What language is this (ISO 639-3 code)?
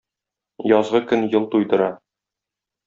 tat